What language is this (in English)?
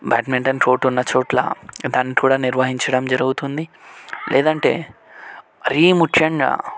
Telugu